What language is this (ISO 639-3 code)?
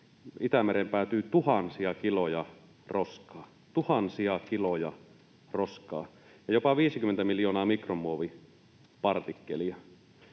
fin